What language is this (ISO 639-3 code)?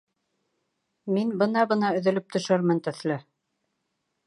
bak